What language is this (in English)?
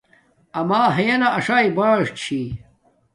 Domaaki